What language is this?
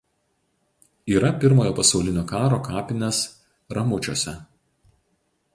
Lithuanian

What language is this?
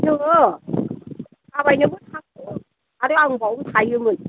Bodo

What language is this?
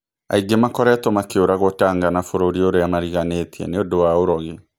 Kikuyu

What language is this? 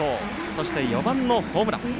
Japanese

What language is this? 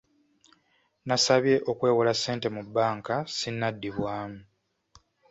Ganda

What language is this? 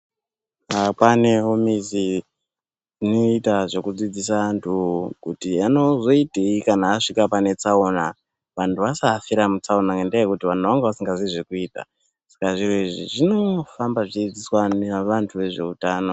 Ndau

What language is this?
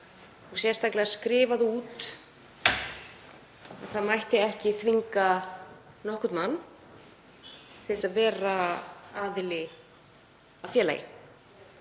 Icelandic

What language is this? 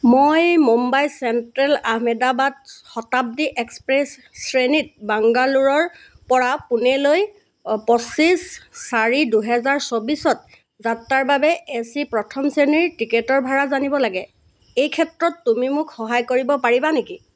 Assamese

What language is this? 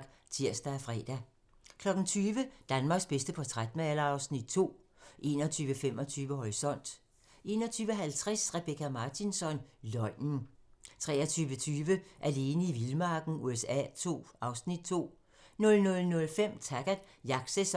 Danish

